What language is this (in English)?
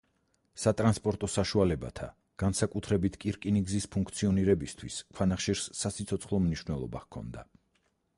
Georgian